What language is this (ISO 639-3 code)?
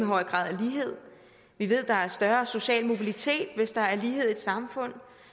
dan